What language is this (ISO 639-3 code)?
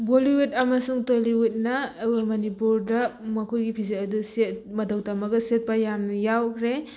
mni